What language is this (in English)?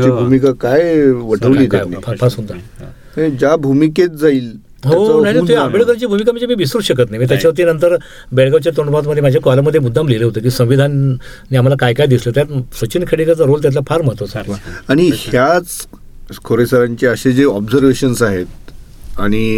Marathi